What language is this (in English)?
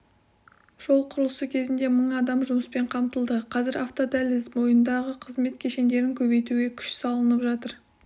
Kazakh